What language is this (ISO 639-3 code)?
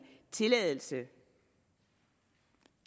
dan